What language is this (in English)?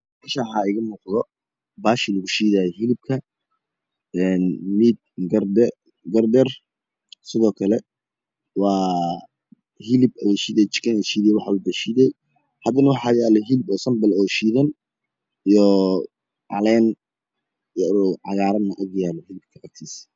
Somali